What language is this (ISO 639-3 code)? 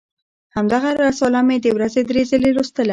pus